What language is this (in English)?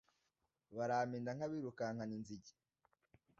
Kinyarwanda